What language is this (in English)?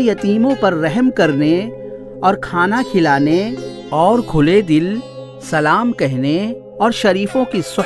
Urdu